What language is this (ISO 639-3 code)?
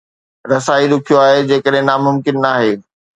snd